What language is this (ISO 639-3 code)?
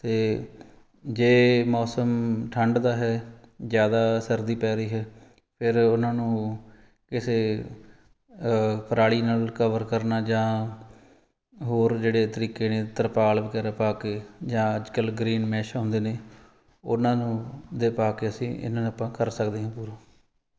pan